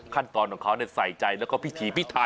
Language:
Thai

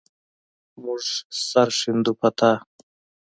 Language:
Pashto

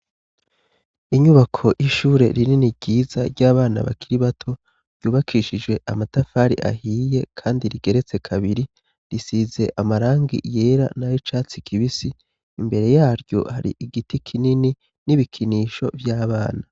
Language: Rundi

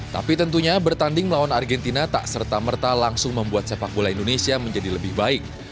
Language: Indonesian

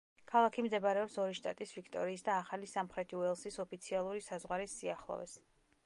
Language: Georgian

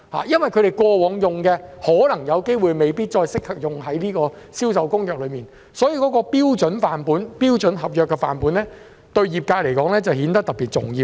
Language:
Cantonese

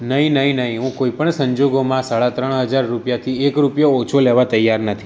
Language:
Gujarati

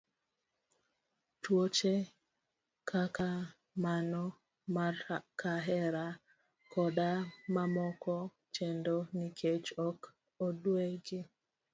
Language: Luo (Kenya and Tanzania)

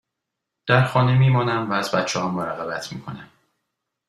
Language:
Persian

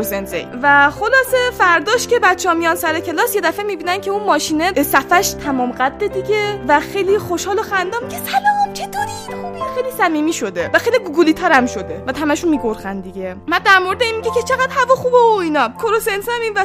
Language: Persian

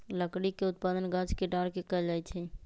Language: Magahi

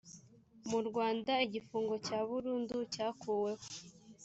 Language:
Kinyarwanda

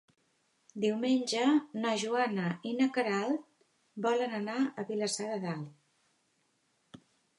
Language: Catalan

